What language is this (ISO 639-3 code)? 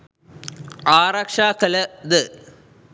sin